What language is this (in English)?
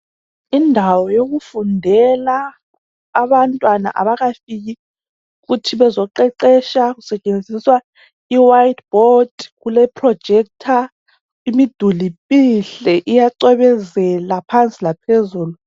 North Ndebele